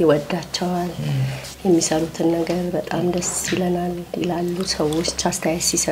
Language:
Arabic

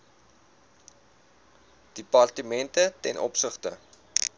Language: Afrikaans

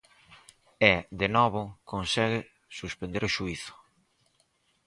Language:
Galician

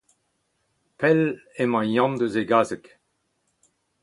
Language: Breton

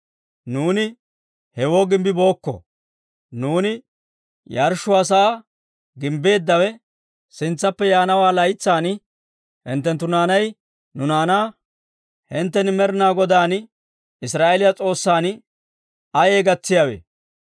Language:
Dawro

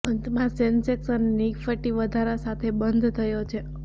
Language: Gujarati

